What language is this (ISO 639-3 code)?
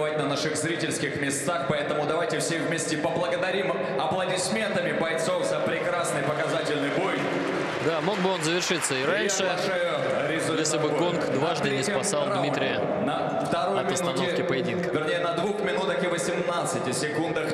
rus